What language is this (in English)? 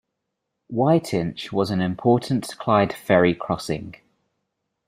English